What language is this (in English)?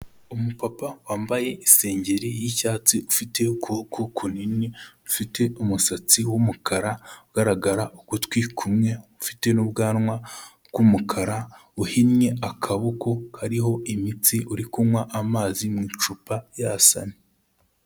Kinyarwanda